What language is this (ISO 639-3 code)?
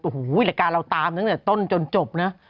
tha